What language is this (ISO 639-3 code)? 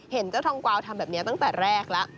tha